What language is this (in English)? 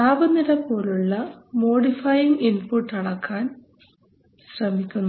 Malayalam